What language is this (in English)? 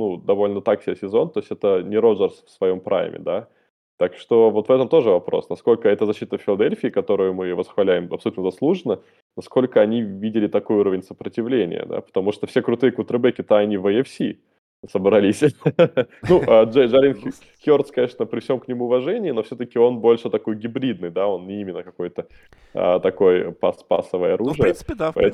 Russian